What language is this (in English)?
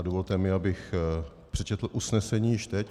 Czech